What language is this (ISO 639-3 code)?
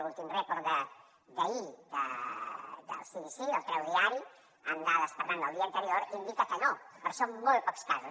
cat